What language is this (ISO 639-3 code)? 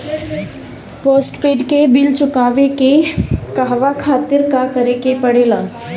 bho